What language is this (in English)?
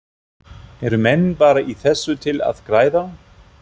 Icelandic